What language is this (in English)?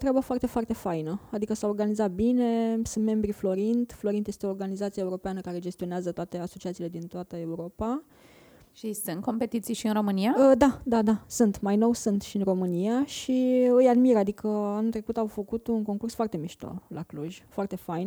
Romanian